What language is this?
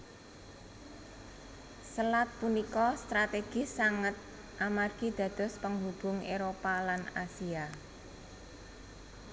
Javanese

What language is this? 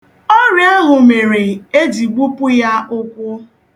Igbo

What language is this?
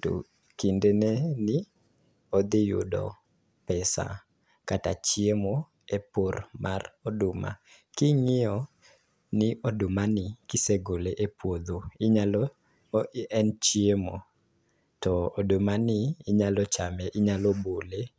Luo (Kenya and Tanzania)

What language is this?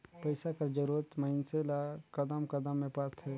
Chhattisgarhi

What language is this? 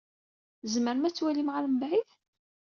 Kabyle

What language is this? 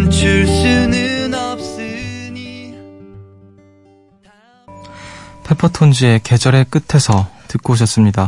Korean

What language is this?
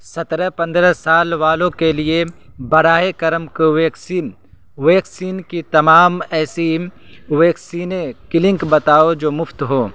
Urdu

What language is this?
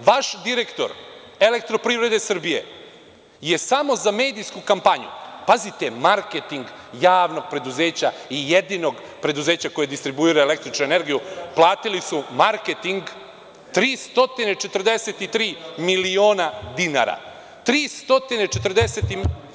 Serbian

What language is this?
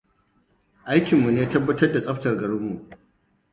Hausa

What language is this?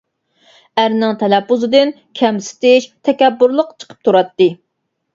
Uyghur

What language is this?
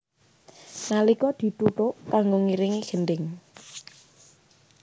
Javanese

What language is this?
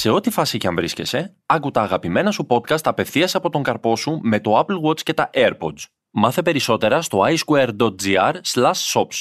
Greek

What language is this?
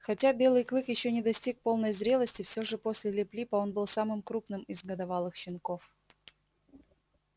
Russian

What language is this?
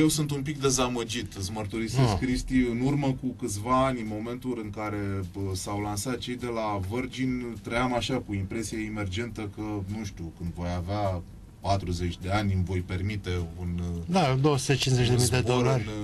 Romanian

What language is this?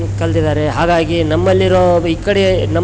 Kannada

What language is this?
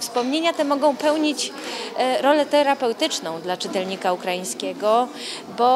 Polish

